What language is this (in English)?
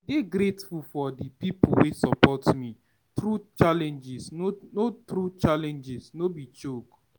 Nigerian Pidgin